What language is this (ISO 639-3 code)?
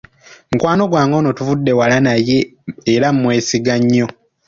lug